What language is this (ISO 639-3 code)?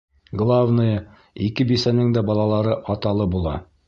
bak